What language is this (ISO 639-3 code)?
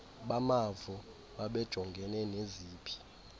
xho